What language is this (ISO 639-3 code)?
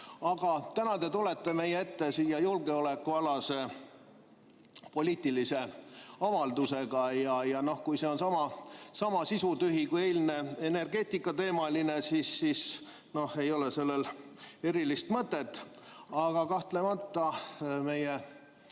est